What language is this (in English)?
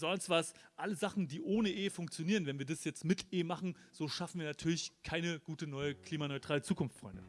German